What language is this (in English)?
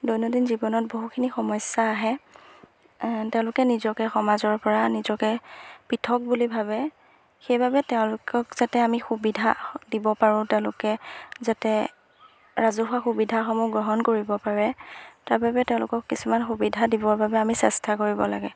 Assamese